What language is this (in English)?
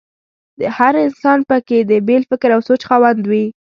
Pashto